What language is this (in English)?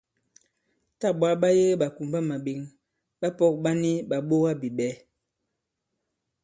Bankon